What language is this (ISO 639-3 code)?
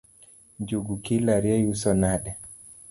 luo